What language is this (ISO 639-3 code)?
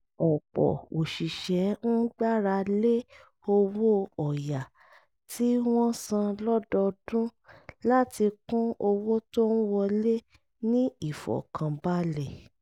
yor